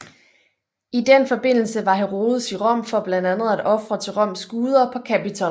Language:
Danish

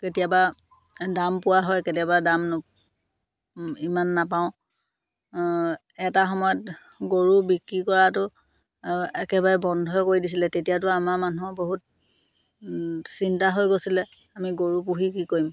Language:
Assamese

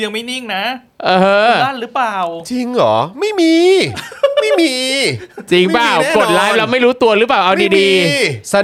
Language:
Thai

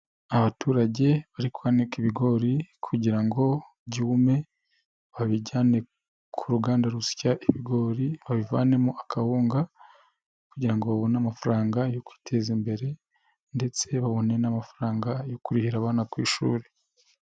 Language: Kinyarwanda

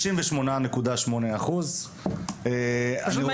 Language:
Hebrew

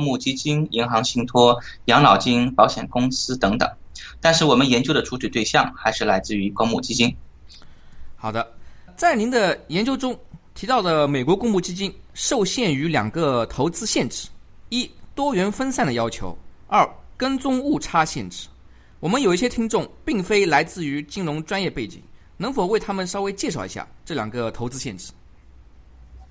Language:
Chinese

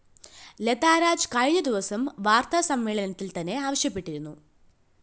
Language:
Malayalam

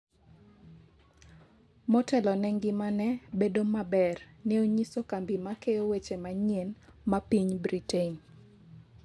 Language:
Luo (Kenya and Tanzania)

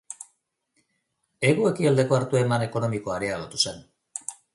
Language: Basque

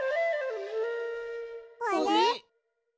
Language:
Japanese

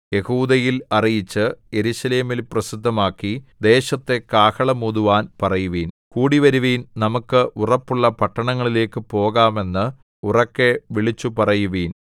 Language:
Malayalam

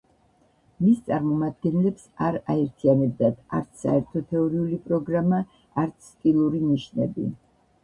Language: Georgian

